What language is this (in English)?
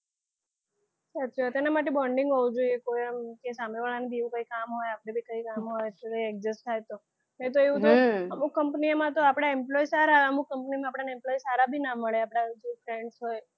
Gujarati